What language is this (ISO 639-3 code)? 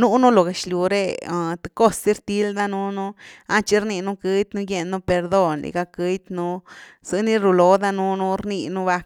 ztu